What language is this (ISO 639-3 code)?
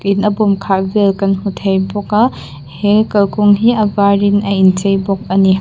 lus